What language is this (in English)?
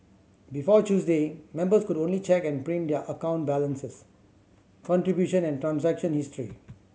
English